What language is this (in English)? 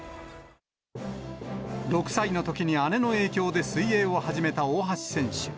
Japanese